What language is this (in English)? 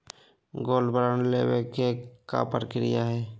Magahi